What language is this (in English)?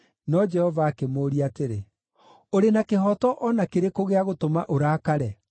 Kikuyu